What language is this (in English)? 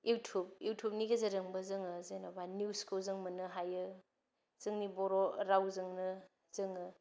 Bodo